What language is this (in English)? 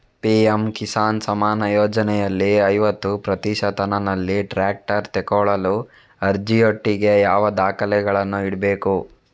Kannada